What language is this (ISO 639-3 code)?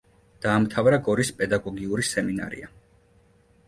kat